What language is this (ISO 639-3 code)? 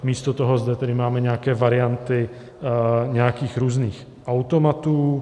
ces